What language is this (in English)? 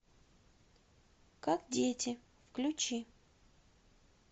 Russian